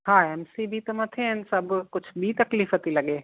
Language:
Sindhi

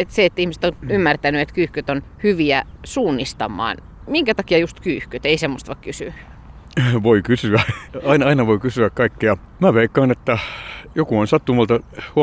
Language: Finnish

